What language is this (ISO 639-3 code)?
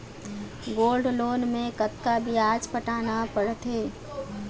hne